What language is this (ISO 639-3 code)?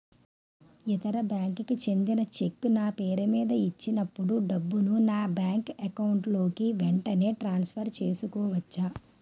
tel